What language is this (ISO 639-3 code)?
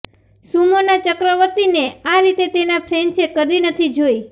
guj